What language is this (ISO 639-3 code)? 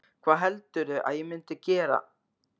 isl